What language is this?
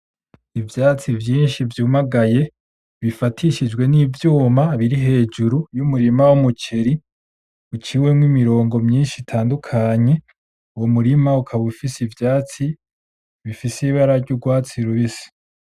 Rundi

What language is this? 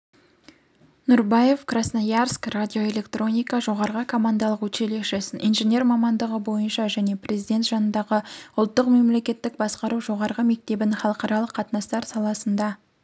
Kazakh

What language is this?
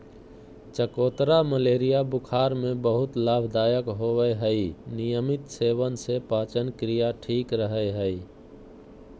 Magahi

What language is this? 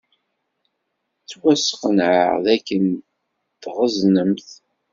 Kabyle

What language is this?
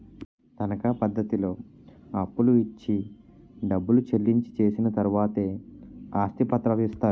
Telugu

